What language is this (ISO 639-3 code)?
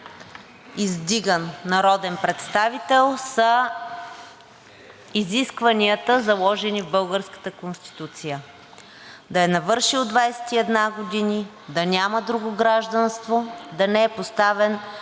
bul